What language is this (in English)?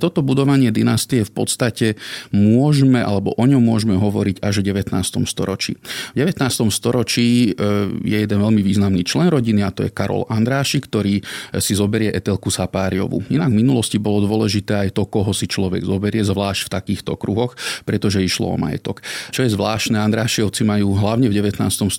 Slovak